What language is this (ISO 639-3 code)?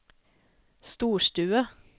nor